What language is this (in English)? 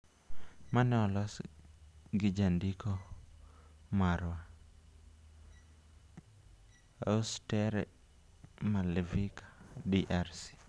Luo (Kenya and Tanzania)